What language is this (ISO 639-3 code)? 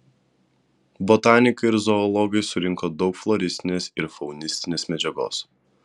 lit